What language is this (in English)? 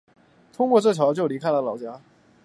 Chinese